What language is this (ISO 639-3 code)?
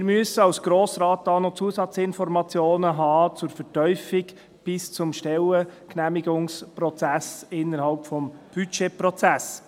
gsw